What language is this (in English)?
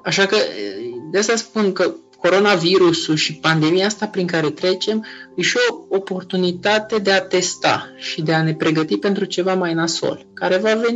Romanian